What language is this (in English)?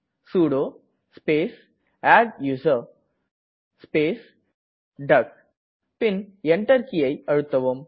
Tamil